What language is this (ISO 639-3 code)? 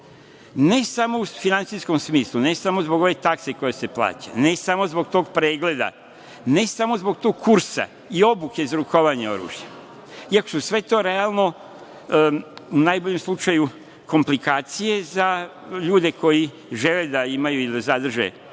srp